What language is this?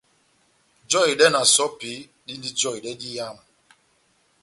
Batanga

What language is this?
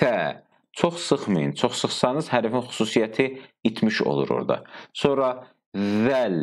Turkish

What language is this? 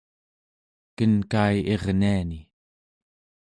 Central Yupik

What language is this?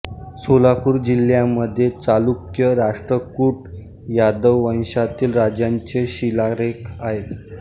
Marathi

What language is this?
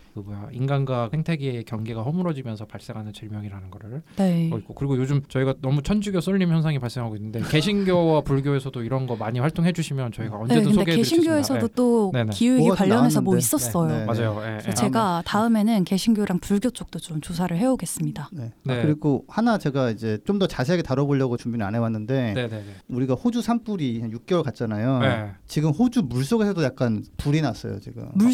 Korean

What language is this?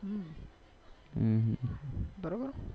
Gujarati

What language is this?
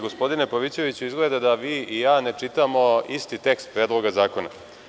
Serbian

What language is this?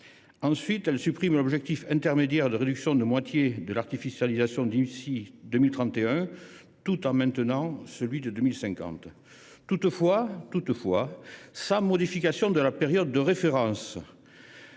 French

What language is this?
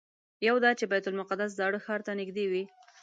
Pashto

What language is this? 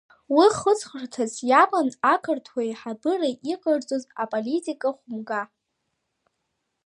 Abkhazian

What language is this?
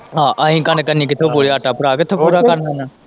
Punjabi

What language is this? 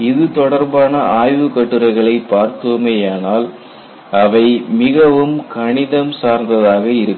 Tamil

